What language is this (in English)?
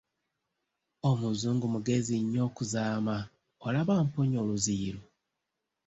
Ganda